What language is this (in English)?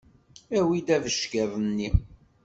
Kabyle